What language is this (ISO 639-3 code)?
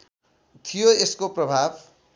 nep